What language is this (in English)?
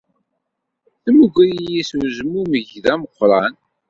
Kabyle